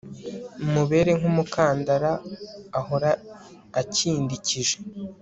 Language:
Kinyarwanda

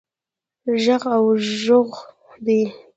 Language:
Pashto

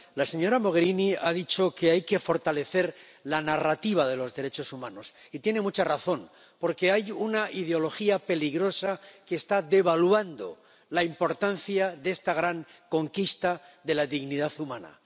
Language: Spanish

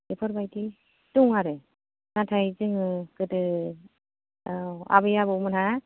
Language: Bodo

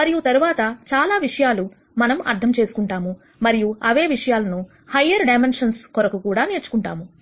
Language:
Telugu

